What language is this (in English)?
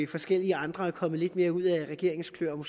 Danish